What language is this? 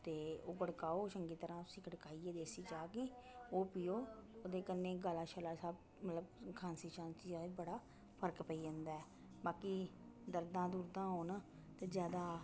Dogri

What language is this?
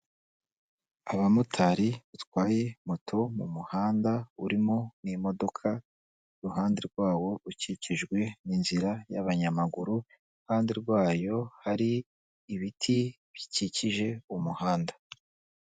Kinyarwanda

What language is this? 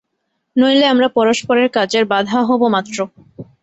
Bangla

